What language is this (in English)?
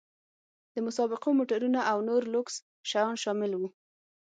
Pashto